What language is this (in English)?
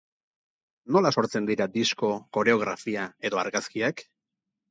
Basque